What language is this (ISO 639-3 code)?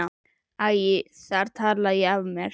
isl